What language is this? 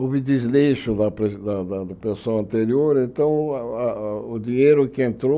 Portuguese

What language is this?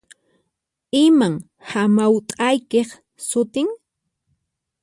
Puno Quechua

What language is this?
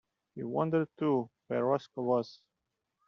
English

